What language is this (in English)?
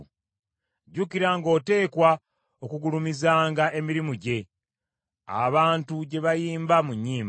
Ganda